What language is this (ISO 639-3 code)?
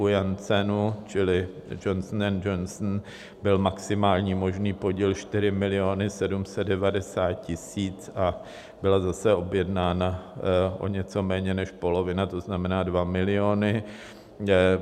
ces